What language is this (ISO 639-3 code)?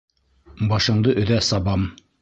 bak